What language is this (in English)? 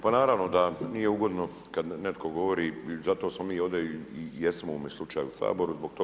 Croatian